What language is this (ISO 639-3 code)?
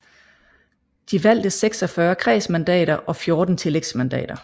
dan